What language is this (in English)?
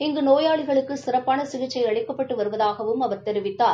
Tamil